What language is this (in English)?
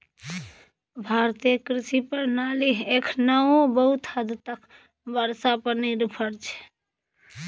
Maithili